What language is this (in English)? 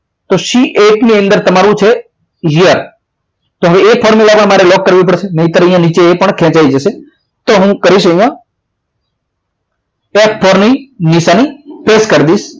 Gujarati